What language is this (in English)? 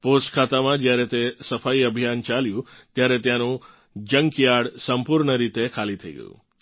Gujarati